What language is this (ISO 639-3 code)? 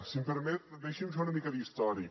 cat